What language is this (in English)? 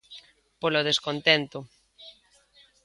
Galician